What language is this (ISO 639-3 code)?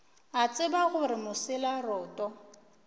nso